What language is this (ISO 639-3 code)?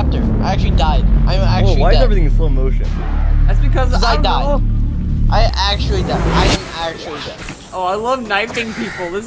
eng